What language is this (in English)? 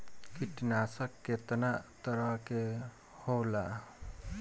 Bhojpuri